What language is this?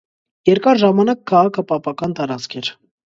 Armenian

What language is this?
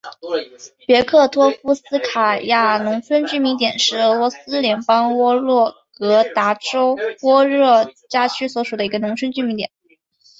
Chinese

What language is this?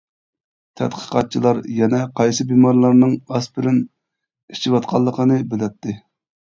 Uyghur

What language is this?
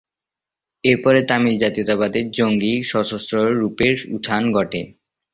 Bangla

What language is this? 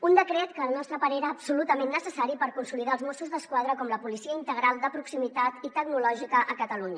Catalan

